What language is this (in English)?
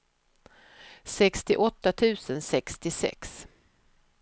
Swedish